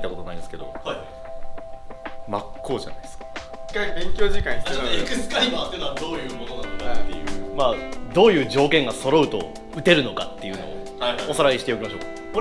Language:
Japanese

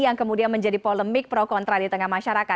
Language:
Indonesian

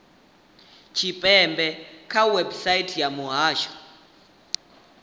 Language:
Venda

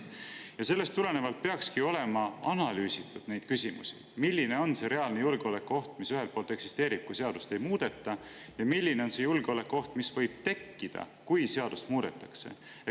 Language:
Estonian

